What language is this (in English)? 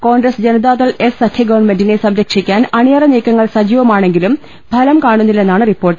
Malayalam